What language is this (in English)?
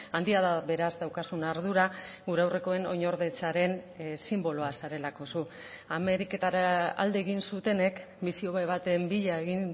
Basque